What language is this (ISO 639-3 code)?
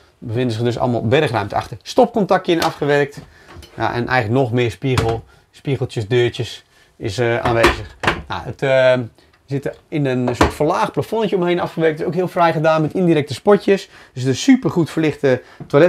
nld